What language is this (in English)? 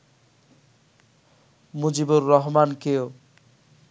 Bangla